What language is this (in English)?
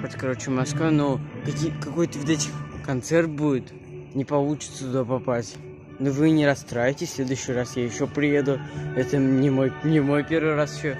Russian